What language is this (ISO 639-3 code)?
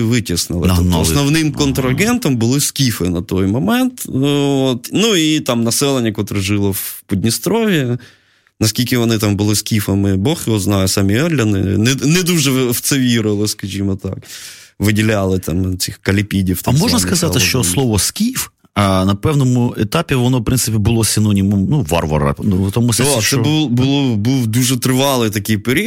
ukr